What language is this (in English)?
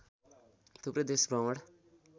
Nepali